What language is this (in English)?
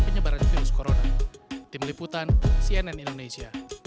Indonesian